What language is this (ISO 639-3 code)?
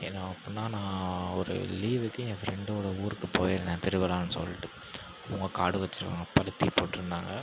tam